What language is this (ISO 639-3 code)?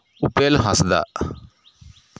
sat